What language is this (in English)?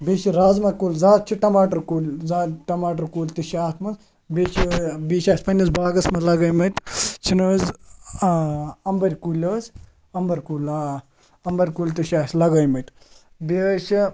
Kashmiri